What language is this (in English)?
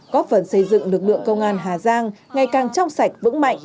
Vietnamese